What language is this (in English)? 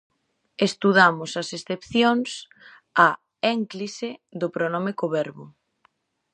Galician